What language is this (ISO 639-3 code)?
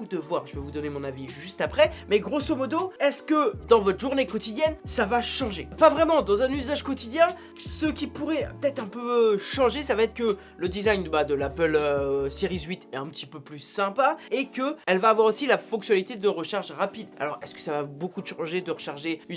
fra